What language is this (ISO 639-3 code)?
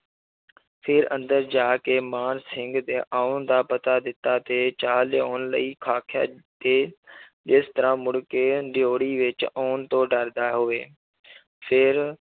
pan